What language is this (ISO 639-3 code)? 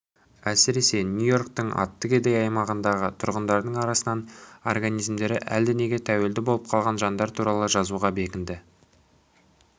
kaz